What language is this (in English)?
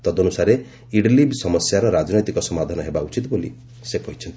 Odia